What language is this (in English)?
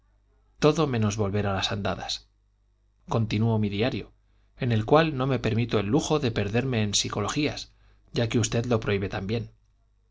Spanish